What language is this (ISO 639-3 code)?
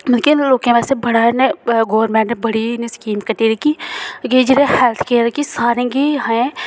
doi